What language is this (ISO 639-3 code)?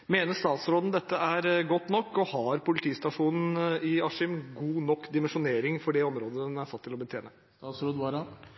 nob